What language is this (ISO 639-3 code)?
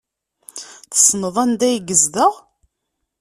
kab